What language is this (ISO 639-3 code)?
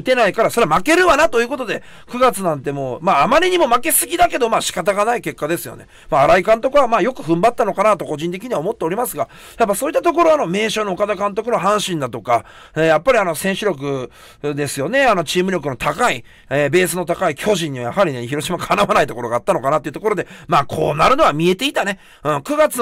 jpn